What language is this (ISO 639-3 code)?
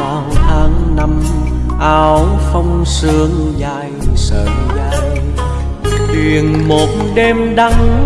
vie